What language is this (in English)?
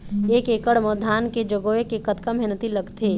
Chhattisgarhi